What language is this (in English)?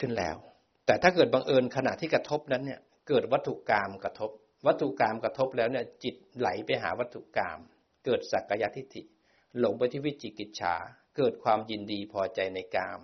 Thai